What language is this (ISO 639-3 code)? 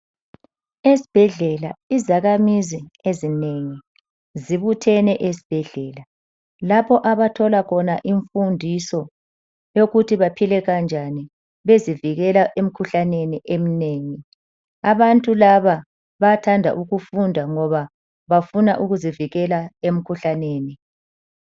nde